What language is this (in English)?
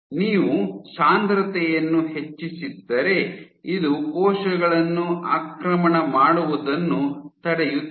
Kannada